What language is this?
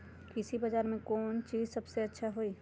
Magahi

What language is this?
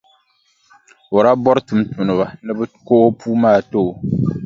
Dagbani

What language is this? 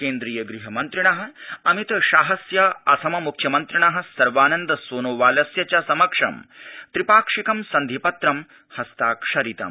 Sanskrit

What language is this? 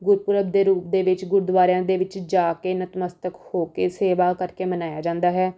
Punjabi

